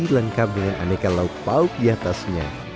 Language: Indonesian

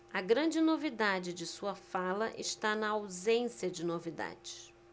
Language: Portuguese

